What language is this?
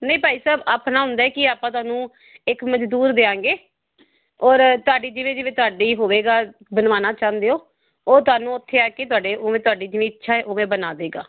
Punjabi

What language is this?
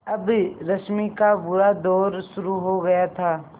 Hindi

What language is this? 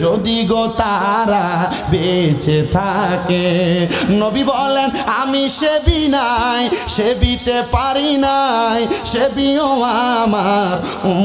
Bangla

